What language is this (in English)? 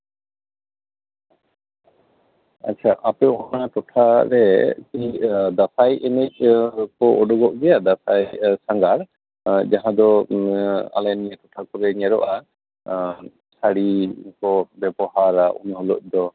Santali